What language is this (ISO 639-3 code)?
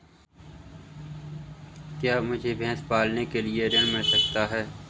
hin